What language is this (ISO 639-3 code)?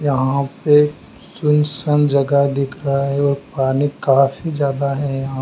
hin